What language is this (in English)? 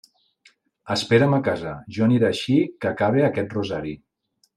Catalan